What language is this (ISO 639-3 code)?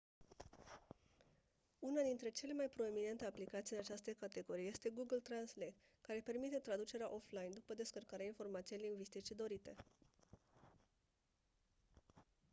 ron